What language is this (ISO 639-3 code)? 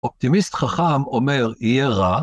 heb